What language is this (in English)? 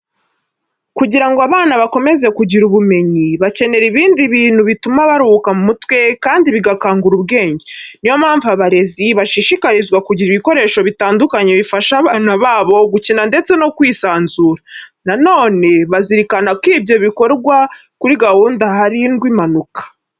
Kinyarwanda